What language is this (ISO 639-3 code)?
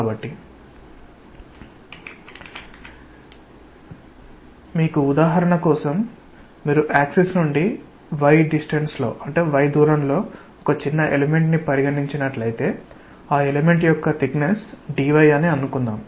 tel